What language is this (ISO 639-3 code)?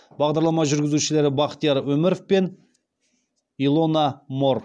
kaz